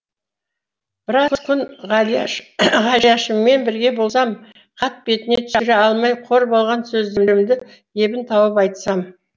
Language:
Kazakh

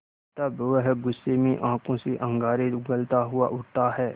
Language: Hindi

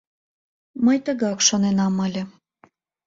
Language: Mari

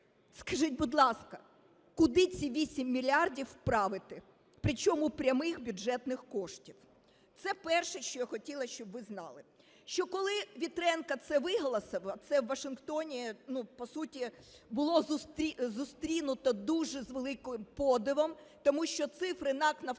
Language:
Ukrainian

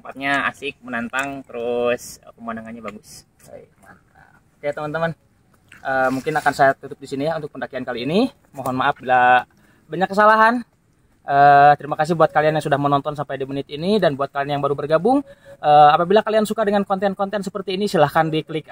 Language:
Indonesian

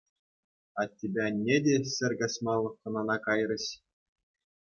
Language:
Chuvash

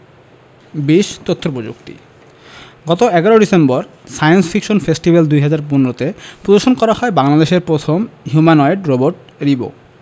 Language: Bangla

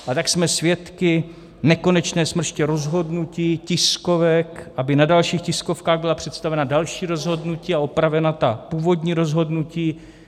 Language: Czech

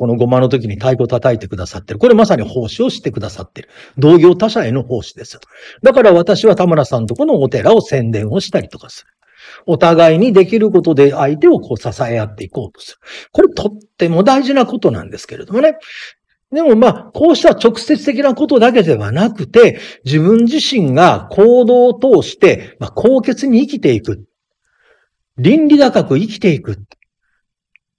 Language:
Japanese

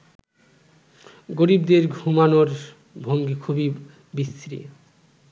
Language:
Bangla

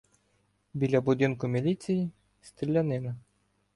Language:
Ukrainian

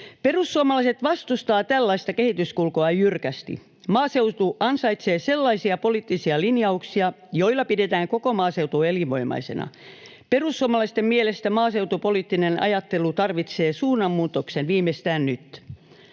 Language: Finnish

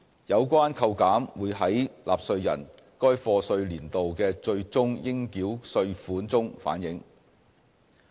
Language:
Cantonese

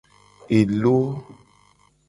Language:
Gen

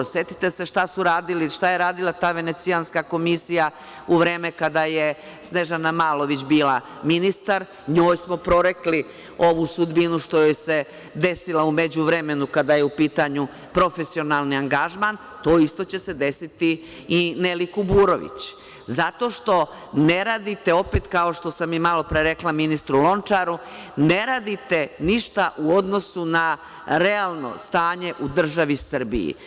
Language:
Serbian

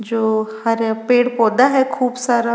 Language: Rajasthani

